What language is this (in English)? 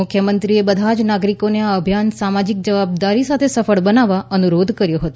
Gujarati